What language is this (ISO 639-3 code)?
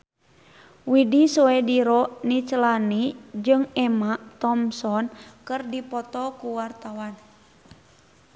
sun